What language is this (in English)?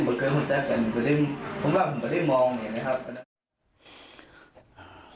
Thai